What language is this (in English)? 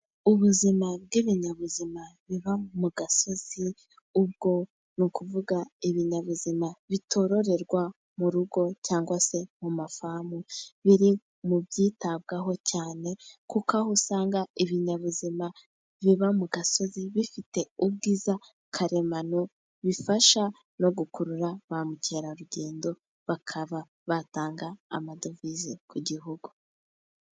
Kinyarwanda